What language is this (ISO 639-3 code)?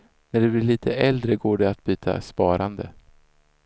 swe